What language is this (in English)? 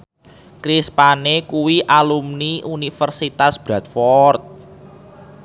Javanese